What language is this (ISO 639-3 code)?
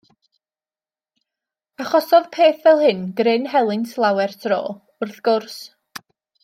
cym